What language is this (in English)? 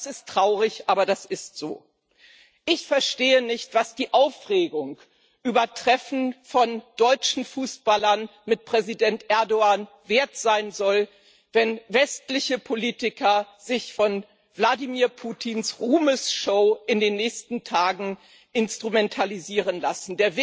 German